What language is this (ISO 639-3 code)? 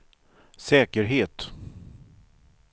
swe